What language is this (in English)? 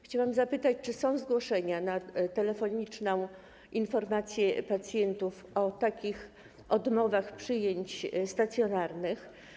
Polish